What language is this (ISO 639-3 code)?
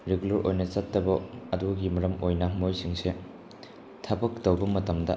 mni